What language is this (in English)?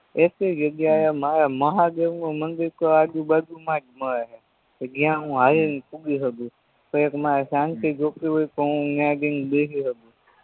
Gujarati